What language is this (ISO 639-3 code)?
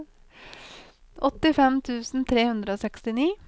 nor